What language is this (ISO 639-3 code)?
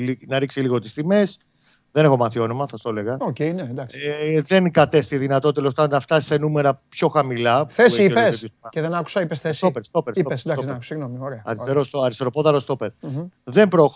ell